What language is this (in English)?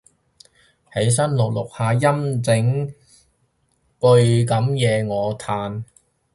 Cantonese